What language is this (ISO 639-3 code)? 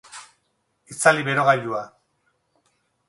eus